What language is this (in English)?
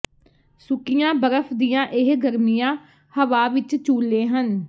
Punjabi